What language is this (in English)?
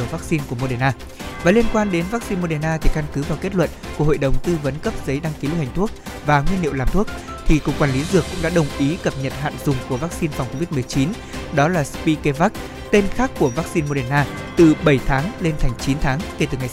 Vietnamese